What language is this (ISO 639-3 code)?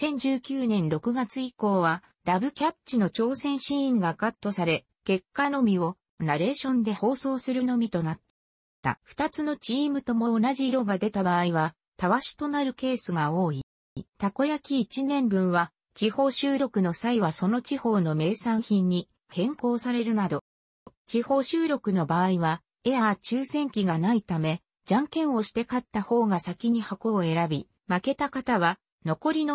jpn